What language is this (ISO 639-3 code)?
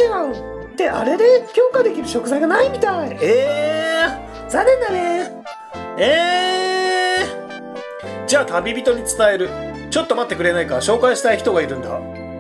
jpn